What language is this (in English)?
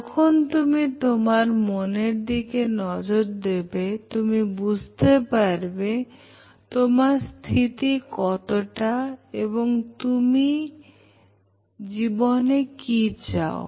Bangla